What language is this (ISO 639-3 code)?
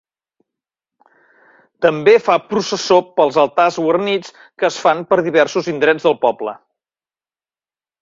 cat